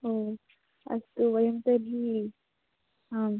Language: Sanskrit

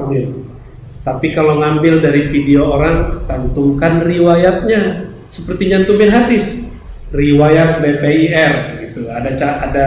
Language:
Indonesian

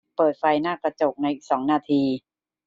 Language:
Thai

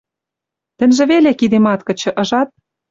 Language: Western Mari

